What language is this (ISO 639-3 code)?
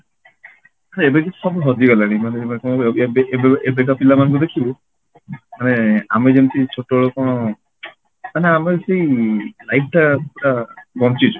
ori